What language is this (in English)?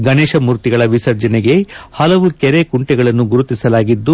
Kannada